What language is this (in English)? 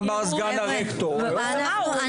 Hebrew